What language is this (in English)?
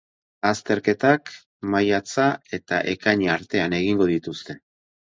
Basque